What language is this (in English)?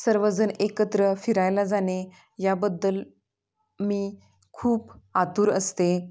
Marathi